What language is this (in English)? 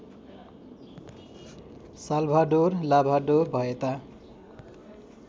Nepali